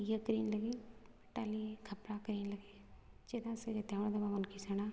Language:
Santali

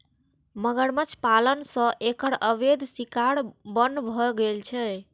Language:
Maithili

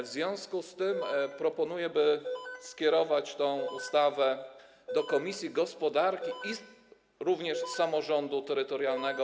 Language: Polish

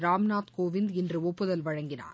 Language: Tamil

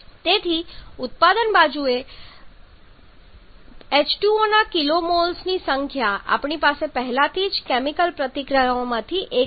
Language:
Gujarati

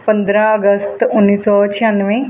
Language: Punjabi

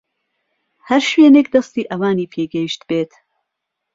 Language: Central Kurdish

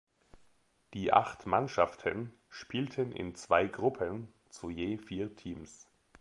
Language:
German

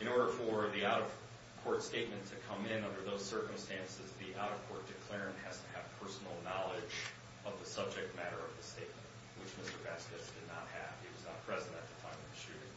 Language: English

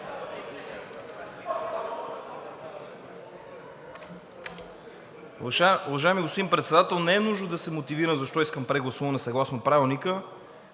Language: Bulgarian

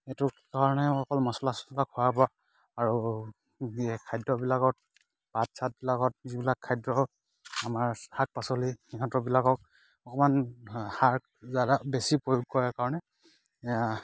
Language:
Assamese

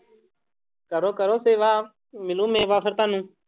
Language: Punjabi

